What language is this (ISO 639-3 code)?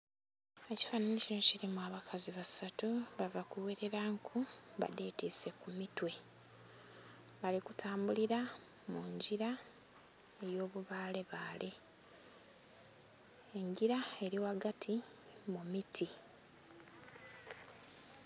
xog